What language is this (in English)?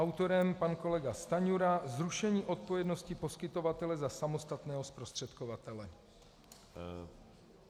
Czech